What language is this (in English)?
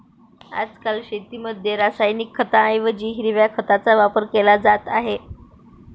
Marathi